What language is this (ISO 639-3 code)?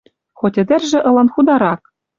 mrj